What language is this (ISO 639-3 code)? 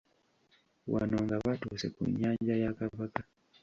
lug